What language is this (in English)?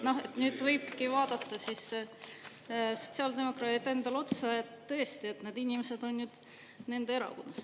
Estonian